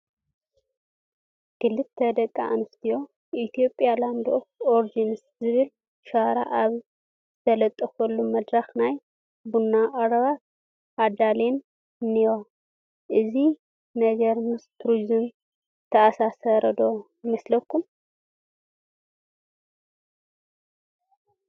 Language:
Tigrinya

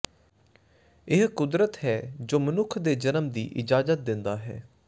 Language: Punjabi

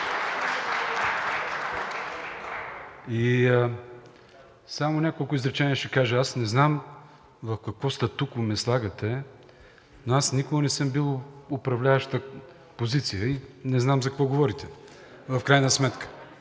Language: Bulgarian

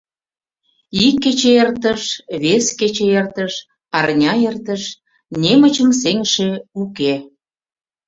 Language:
Mari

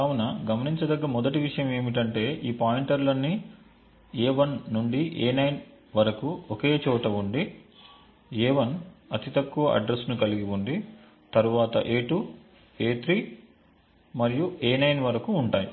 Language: Telugu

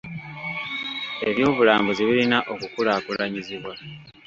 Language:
Ganda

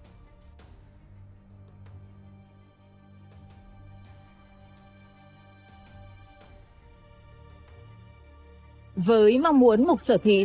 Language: Vietnamese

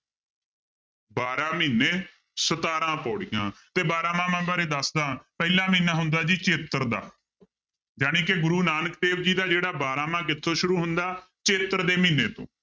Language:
Punjabi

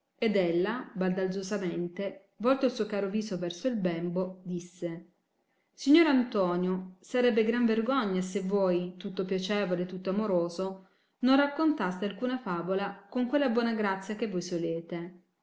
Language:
Italian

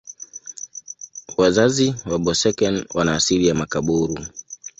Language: Swahili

